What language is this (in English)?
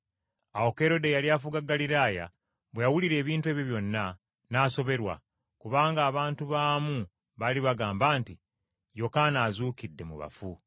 Ganda